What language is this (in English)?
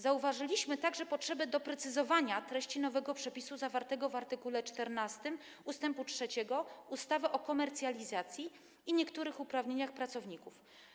Polish